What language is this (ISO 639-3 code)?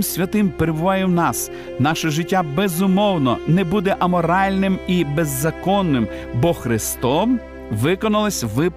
ukr